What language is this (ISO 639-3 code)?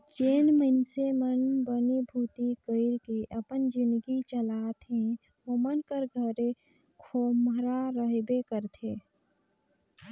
hne